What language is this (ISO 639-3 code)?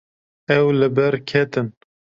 kur